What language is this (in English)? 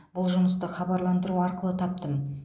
Kazakh